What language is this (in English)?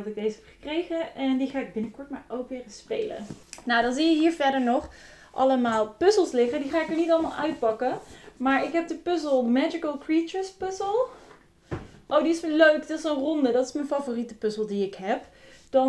Dutch